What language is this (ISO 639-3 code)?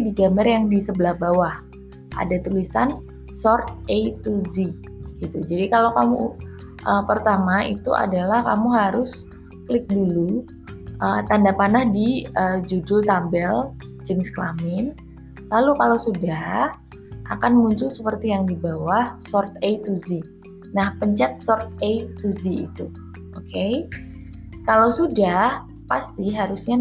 ind